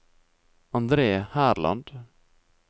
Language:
Norwegian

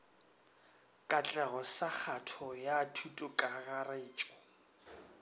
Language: Northern Sotho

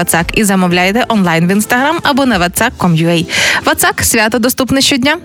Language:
Ukrainian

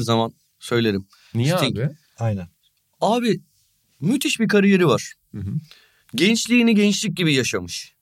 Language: Turkish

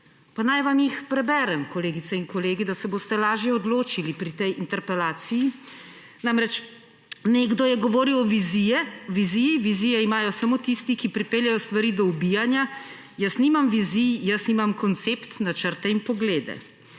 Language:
Slovenian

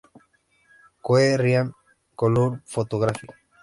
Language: Spanish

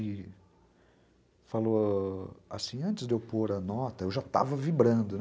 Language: Portuguese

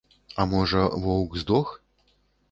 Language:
Belarusian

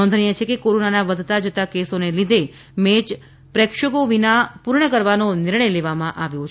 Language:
Gujarati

